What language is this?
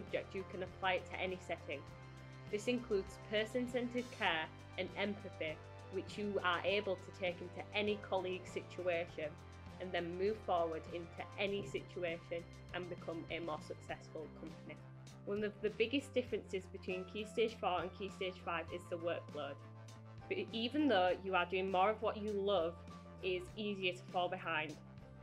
English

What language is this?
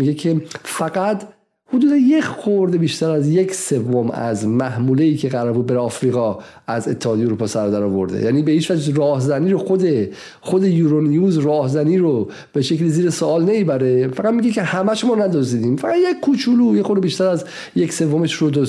Persian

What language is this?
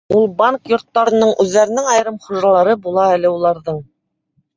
Bashkir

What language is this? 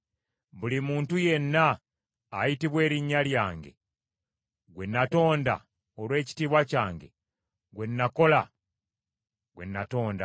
Ganda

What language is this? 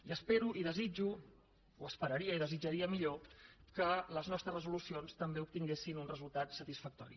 Catalan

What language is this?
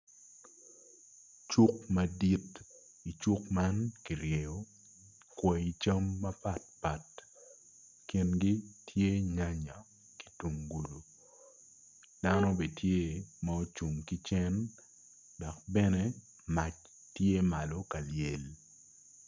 Acoli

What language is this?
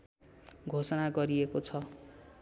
Nepali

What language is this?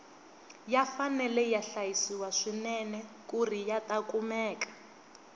Tsonga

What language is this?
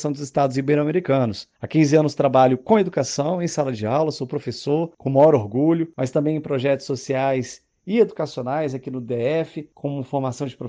Portuguese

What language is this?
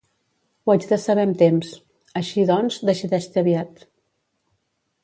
Catalan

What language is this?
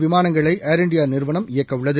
Tamil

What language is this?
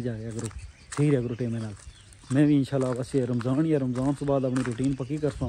Hindi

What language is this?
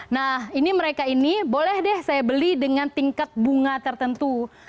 Indonesian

